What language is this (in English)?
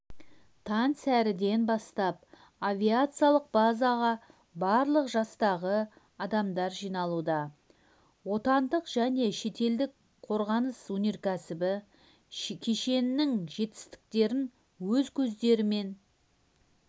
Kazakh